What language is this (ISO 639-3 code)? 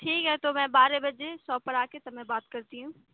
urd